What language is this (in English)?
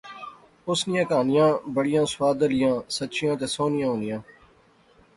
Pahari-Potwari